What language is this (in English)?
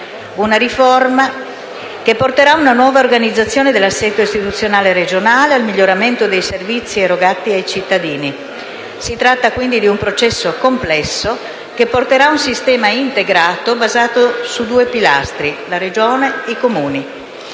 Italian